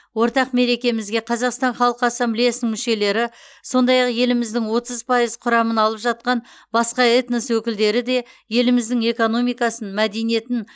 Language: Kazakh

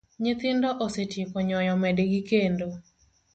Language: Luo (Kenya and Tanzania)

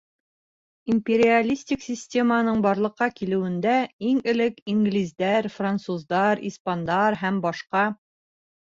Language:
Bashkir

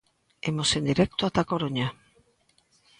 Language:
Galician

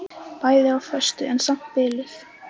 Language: Icelandic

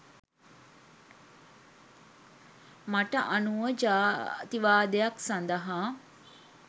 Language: Sinhala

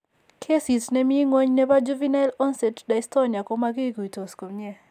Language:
Kalenjin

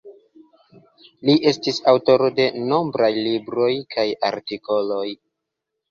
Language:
Esperanto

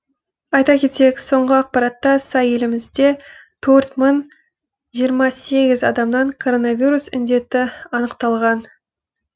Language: Kazakh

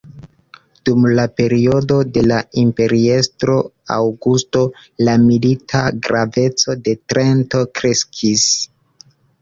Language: Esperanto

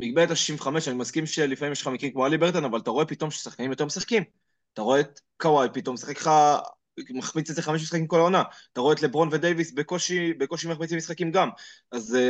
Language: Hebrew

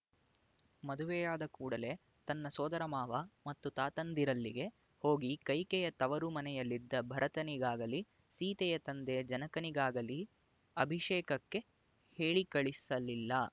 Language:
Kannada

